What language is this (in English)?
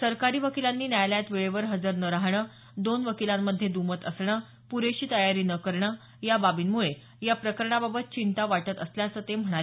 Marathi